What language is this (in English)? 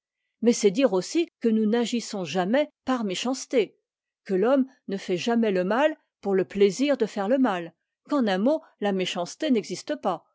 French